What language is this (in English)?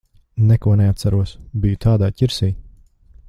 Latvian